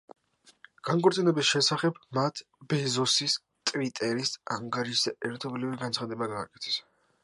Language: Georgian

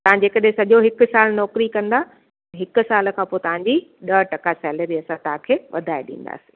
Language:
Sindhi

